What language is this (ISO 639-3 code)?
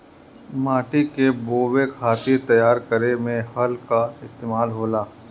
bho